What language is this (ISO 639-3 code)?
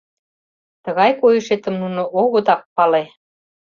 chm